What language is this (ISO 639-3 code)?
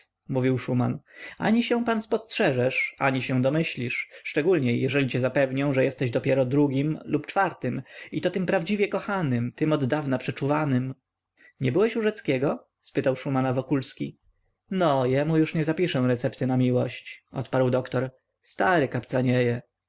pol